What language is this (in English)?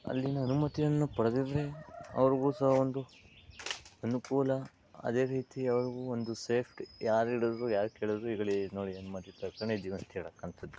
Kannada